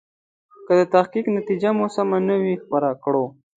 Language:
Pashto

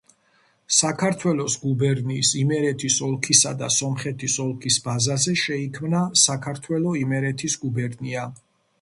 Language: Georgian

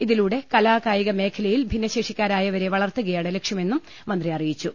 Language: Malayalam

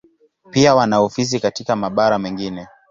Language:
Swahili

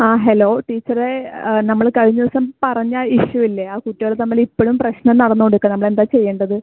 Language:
Malayalam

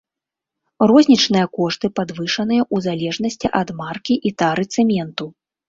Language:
Belarusian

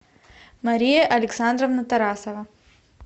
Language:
Russian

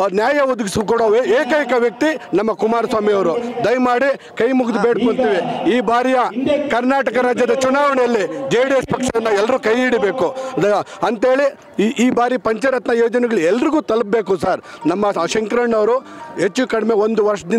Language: Romanian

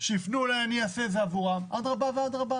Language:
Hebrew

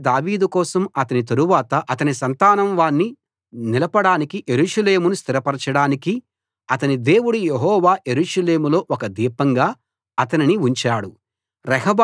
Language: Telugu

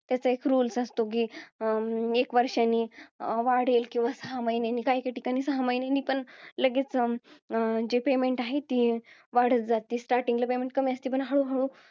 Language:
Marathi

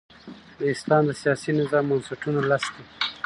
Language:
Pashto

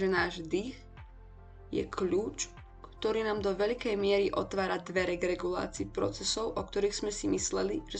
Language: Slovak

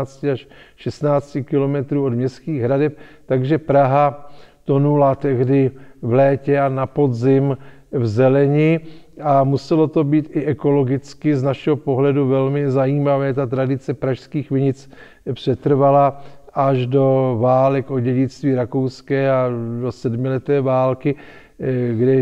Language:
Czech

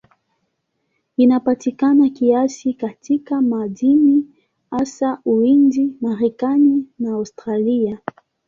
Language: Swahili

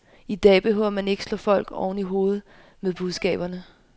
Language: Danish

